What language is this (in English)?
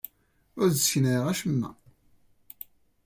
Kabyle